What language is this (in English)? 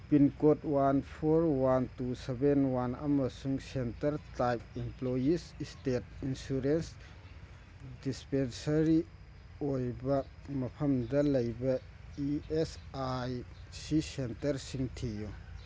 Manipuri